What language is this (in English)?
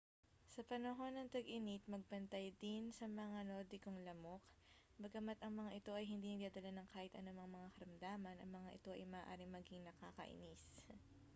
Filipino